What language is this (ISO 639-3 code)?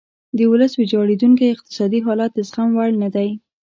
pus